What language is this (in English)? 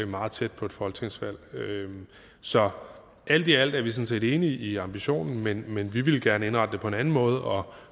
Danish